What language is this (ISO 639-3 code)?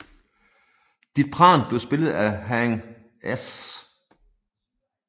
dan